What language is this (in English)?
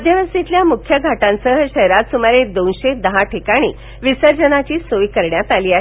Marathi